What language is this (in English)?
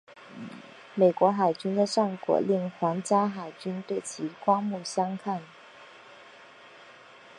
Chinese